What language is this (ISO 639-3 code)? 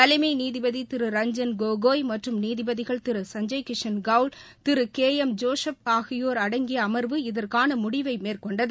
tam